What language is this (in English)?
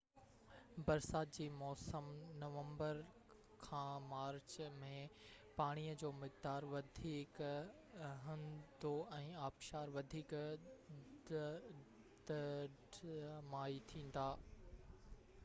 Sindhi